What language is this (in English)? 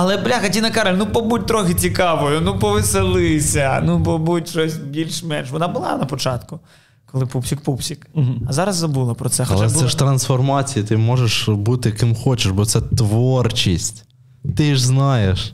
Ukrainian